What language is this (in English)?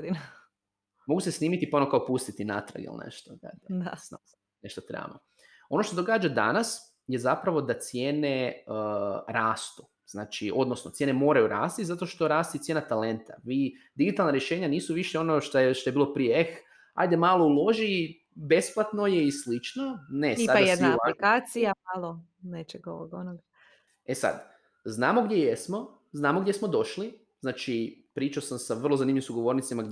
Croatian